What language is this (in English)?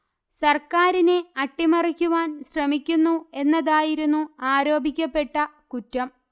Malayalam